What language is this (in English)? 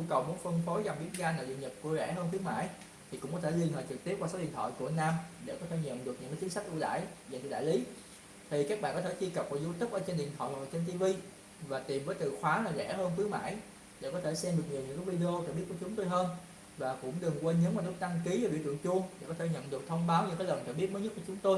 Vietnamese